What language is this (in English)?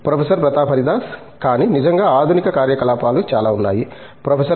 Telugu